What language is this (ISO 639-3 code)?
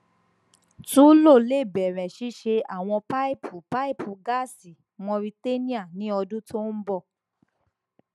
yor